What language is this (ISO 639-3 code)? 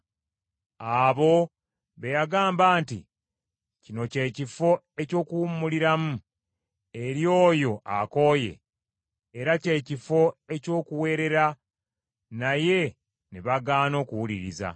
lug